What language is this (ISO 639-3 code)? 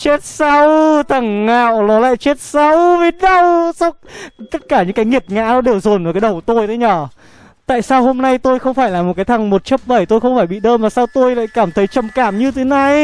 vie